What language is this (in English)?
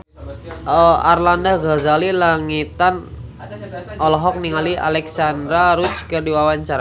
Sundanese